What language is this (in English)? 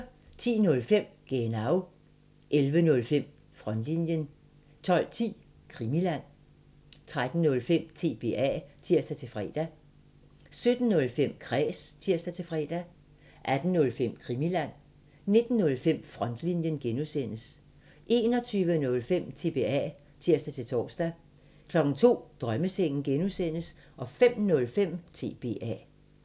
Danish